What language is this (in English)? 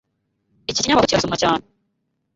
Kinyarwanda